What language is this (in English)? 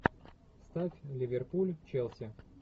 Russian